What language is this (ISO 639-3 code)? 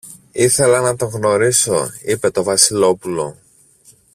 ell